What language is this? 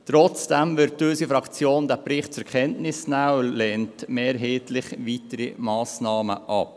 Swiss German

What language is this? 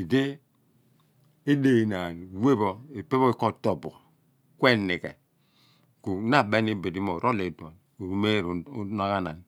Abua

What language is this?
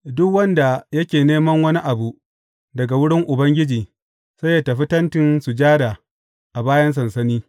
Hausa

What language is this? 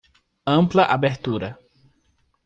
Portuguese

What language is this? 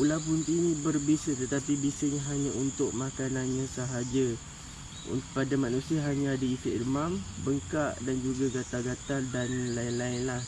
Malay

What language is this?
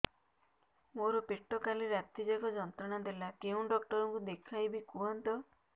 Odia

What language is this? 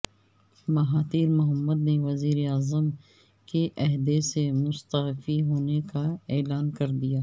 Urdu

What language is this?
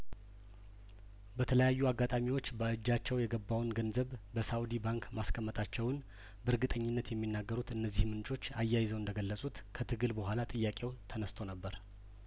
Amharic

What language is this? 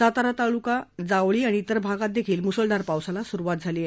Marathi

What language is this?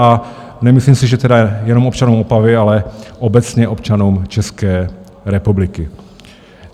Czech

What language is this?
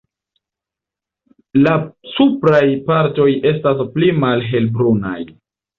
Esperanto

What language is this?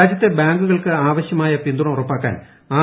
Malayalam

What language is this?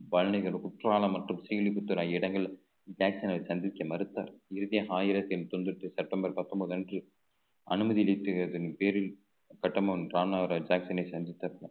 Tamil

